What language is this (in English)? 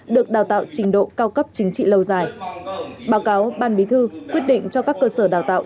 Vietnamese